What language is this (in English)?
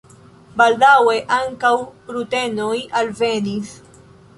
Esperanto